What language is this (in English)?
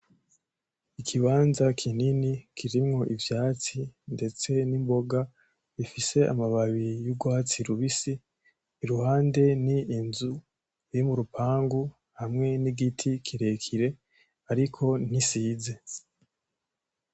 Rundi